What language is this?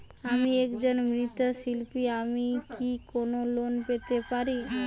Bangla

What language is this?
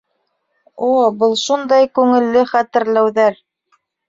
Bashkir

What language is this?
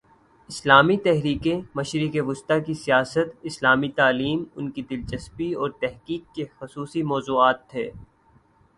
Urdu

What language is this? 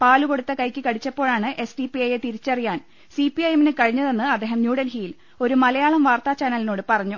Malayalam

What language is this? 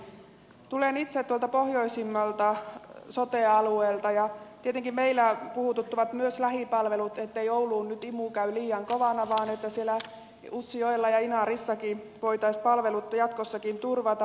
Finnish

